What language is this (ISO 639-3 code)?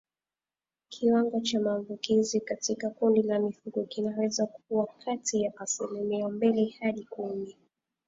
swa